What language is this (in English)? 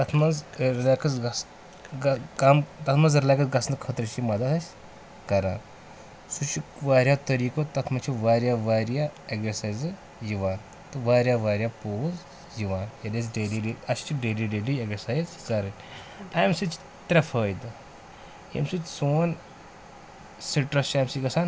Kashmiri